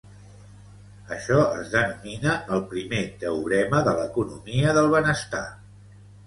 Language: Catalan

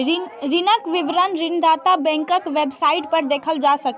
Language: Maithili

